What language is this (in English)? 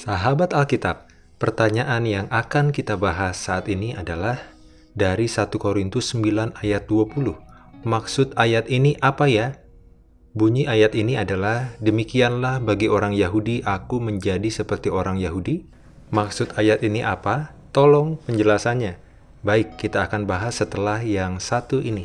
Indonesian